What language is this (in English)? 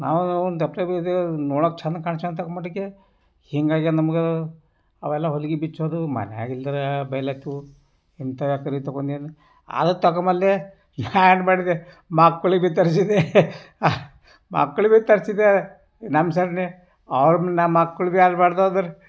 Kannada